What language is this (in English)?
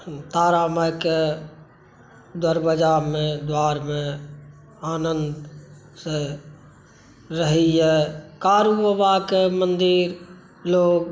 Maithili